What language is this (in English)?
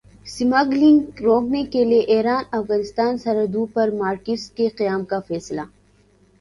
Urdu